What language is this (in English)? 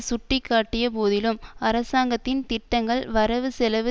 Tamil